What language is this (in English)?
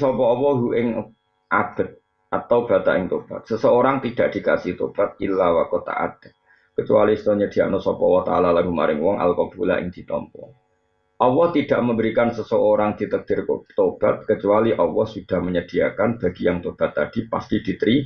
Indonesian